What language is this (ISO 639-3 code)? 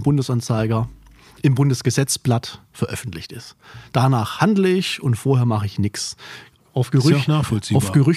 deu